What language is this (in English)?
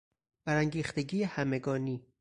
Persian